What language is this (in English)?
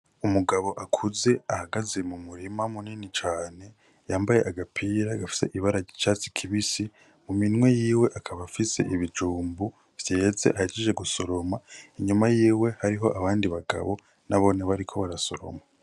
Rundi